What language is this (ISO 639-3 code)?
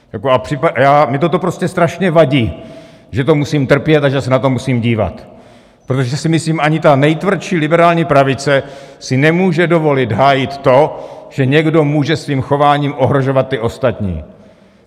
ces